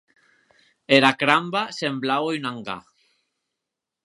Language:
Occitan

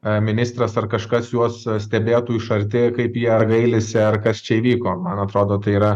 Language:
Lithuanian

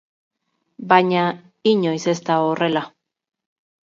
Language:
Basque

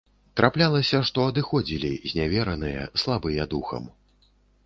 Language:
Belarusian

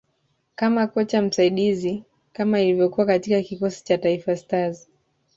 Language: Swahili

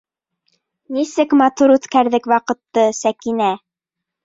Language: Bashkir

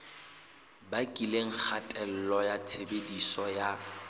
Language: Southern Sotho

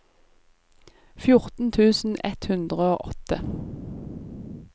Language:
Norwegian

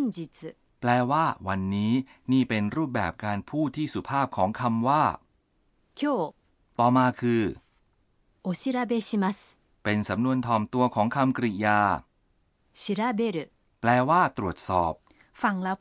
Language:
Thai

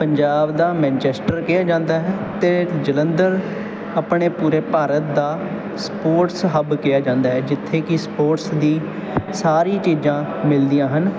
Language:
Punjabi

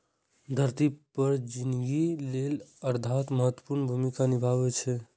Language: Maithili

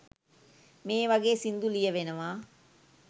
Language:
Sinhala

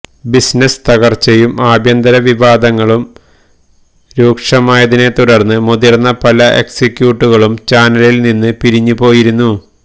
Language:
Malayalam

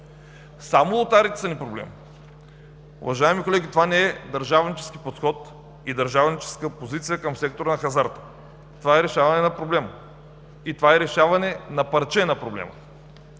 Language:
Bulgarian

